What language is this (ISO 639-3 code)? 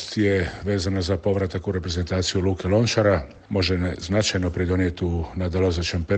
hrv